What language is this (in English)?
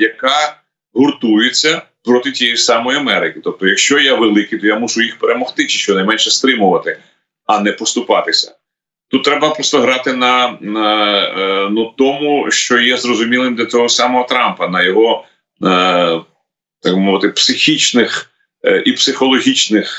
Ukrainian